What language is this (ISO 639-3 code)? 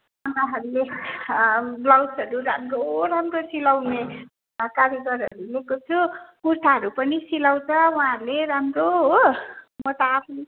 nep